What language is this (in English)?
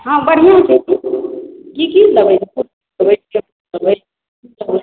Maithili